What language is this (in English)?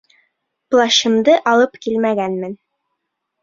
Bashkir